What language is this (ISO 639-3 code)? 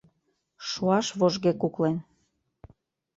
chm